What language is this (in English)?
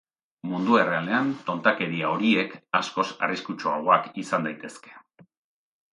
Basque